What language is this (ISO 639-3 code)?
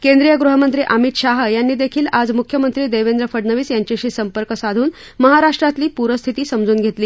mar